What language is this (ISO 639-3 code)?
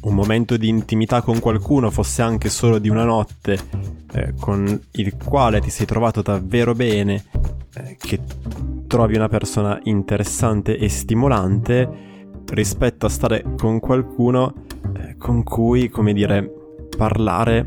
ita